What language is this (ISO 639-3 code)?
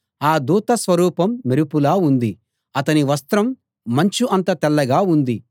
tel